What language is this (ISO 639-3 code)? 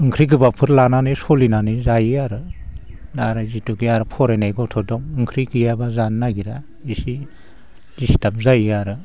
brx